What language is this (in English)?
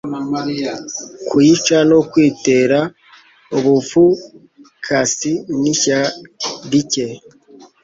Kinyarwanda